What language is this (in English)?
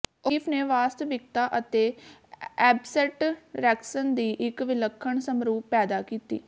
Punjabi